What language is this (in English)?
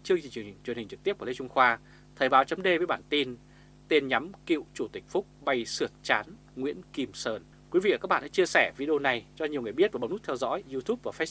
Vietnamese